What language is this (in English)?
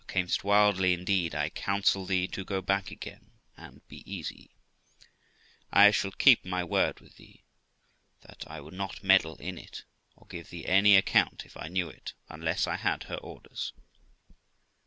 English